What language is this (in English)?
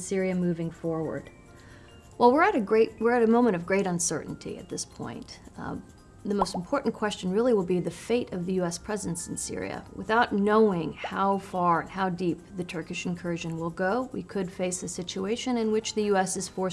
English